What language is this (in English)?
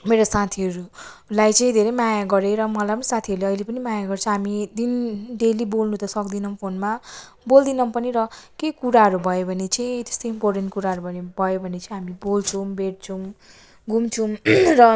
Nepali